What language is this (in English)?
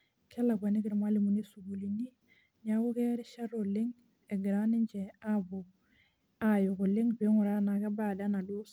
Masai